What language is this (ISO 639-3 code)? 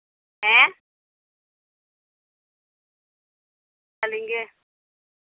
sat